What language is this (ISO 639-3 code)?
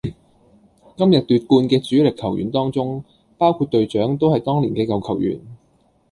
yue